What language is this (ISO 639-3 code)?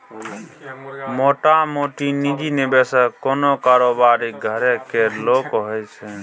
mai